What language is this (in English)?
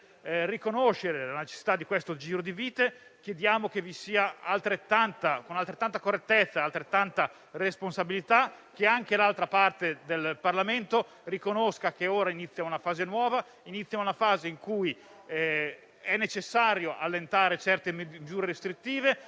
Italian